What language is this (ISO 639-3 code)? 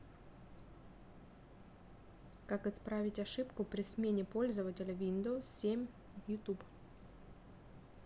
rus